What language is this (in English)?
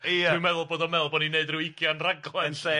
Welsh